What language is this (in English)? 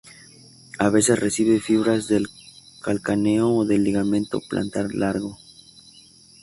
Spanish